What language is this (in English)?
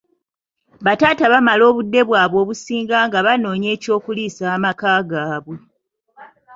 Ganda